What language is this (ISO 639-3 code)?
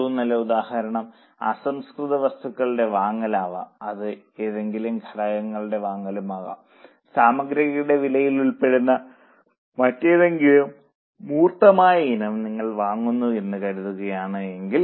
mal